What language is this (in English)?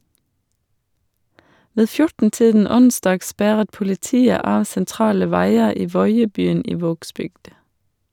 Norwegian